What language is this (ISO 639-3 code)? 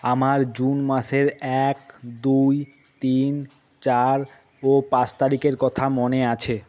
ben